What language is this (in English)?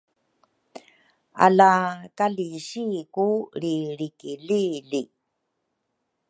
Rukai